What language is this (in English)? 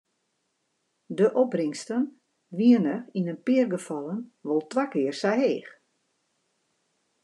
Western Frisian